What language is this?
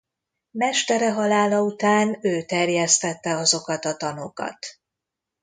Hungarian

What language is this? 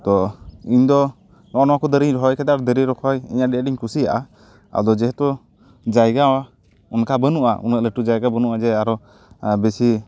Santali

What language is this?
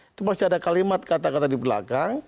Indonesian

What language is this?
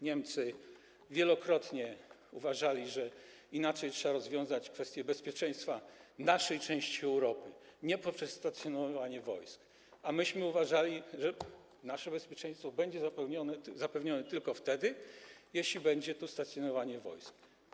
Polish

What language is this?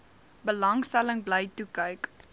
Afrikaans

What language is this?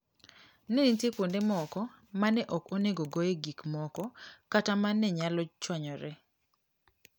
Luo (Kenya and Tanzania)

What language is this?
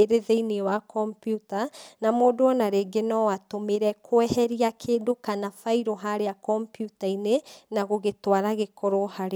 Kikuyu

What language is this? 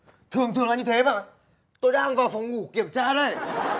Vietnamese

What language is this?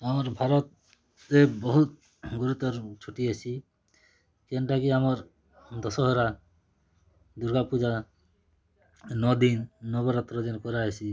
Odia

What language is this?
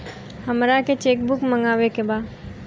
Bhojpuri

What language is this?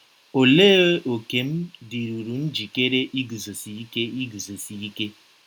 Igbo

